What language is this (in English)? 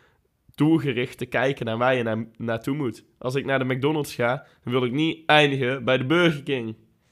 Dutch